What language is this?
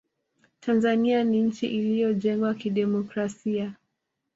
Swahili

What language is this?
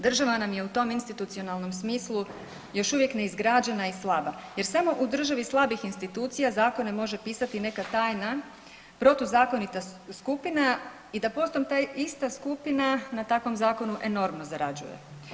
Croatian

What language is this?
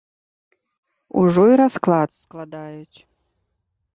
Belarusian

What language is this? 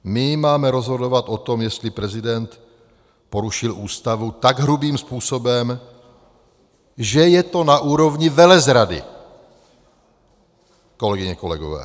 Czech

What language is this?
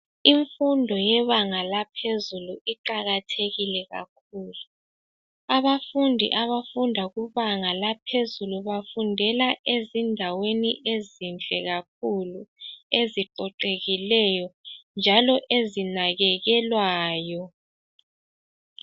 North Ndebele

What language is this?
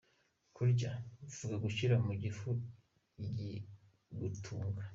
Kinyarwanda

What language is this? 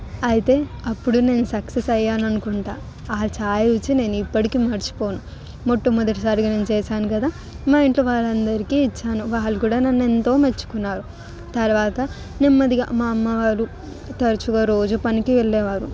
Telugu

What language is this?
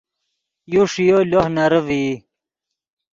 Yidgha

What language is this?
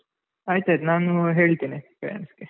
Kannada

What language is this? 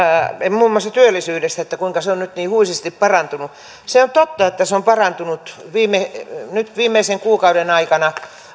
Finnish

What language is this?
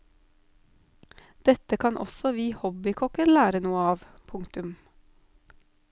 Norwegian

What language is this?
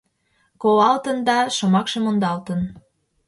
Mari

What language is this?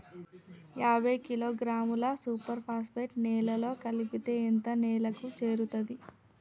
Telugu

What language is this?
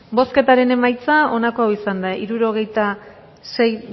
Basque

